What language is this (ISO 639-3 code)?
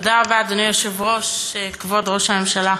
heb